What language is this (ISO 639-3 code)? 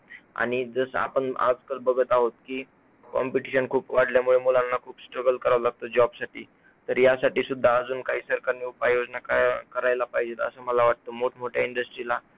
mar